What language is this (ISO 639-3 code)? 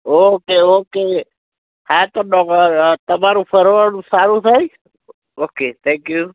guj